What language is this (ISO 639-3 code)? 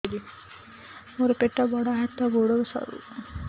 ori